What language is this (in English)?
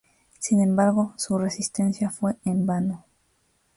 Spanish